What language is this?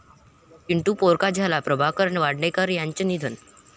Marathi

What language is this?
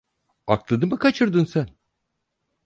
Turkish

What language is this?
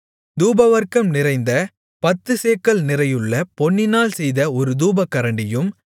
Tamil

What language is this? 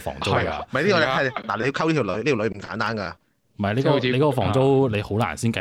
Chinese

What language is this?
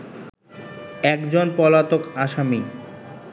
Bangla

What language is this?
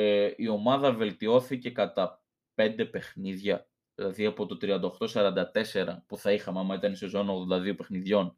Greek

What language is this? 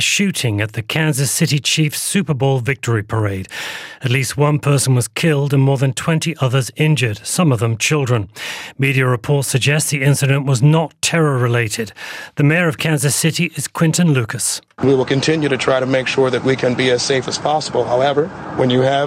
English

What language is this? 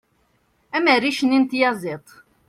Kabyle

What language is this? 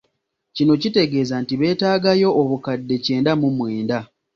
Ganda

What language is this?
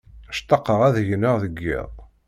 Kabyle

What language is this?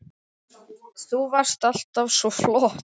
Icelandic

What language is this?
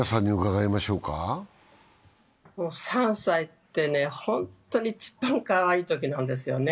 Japanese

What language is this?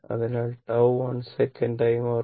Malayalam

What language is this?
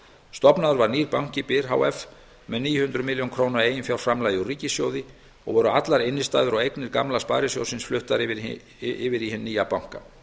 Icelandic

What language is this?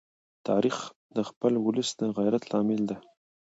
Pashto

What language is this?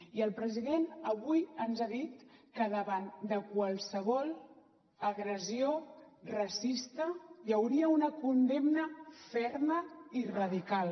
Catalan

